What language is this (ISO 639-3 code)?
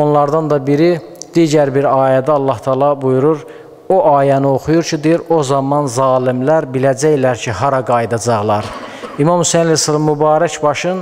tur